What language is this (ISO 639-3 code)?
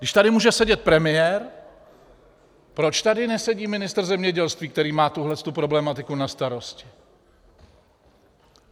ces